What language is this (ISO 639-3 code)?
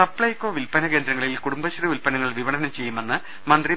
mal